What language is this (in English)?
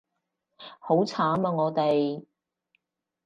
Cantonese